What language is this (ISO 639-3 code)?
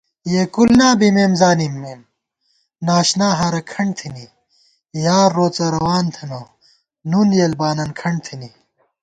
gwt